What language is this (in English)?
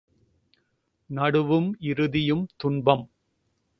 Tamil